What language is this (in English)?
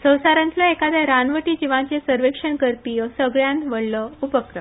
Konkani